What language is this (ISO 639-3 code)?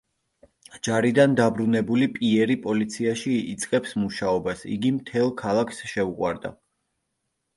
kat